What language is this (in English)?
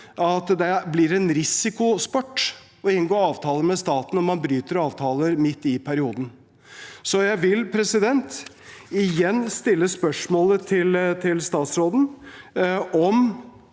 Norwegian